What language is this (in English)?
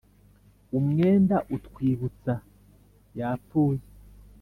Kinyarwanda